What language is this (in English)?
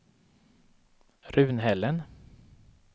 Swedish